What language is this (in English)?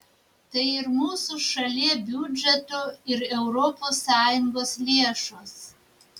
Lithuanian